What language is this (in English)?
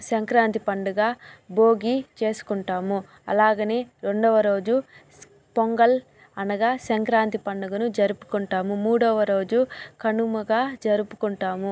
Telugu